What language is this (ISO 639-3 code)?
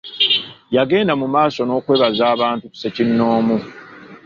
lug